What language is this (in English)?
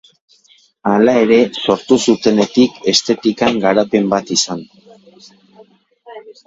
Basque